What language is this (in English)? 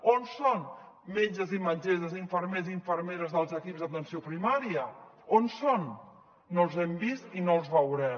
Catalan